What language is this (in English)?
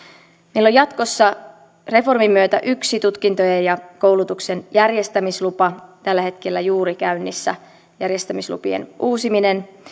Finnish